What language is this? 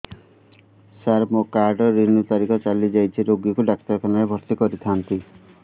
Odia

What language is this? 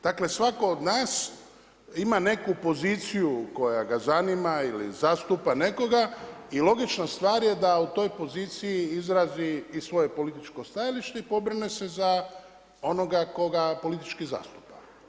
Croatian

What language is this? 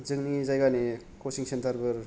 Bodo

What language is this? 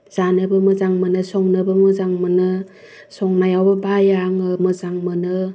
Bodo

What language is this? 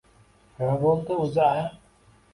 Uzbek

